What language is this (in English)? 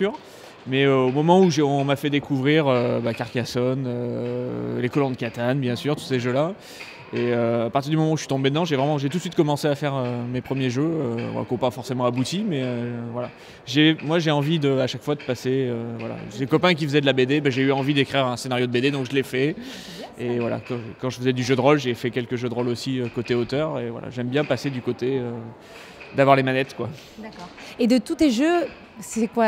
French